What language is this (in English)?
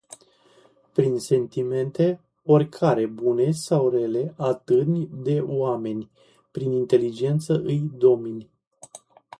Romanian